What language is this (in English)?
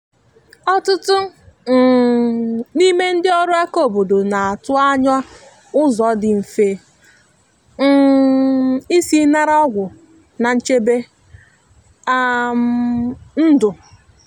Igbo